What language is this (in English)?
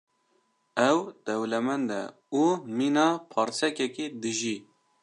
Kurdish